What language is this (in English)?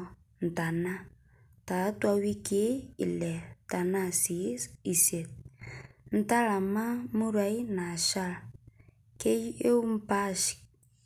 Masai